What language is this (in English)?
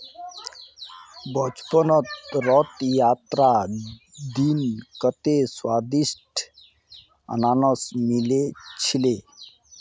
Magahi